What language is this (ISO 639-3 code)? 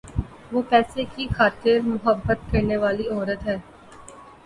urd